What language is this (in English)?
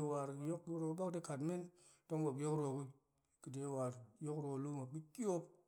Goemai